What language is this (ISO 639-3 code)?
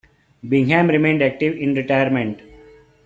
eng